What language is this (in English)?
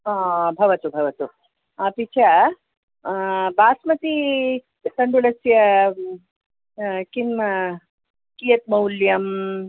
Sanskrit